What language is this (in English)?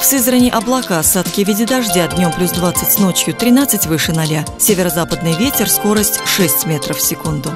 Russian